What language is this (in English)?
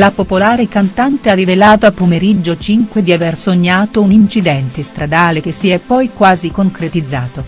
Italian